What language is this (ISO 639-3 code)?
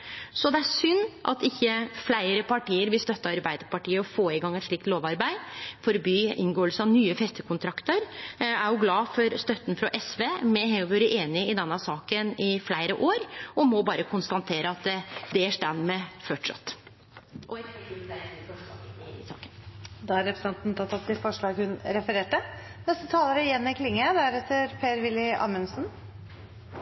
nor